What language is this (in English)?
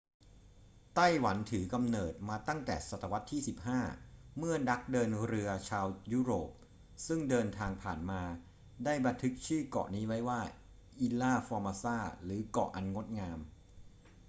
Thai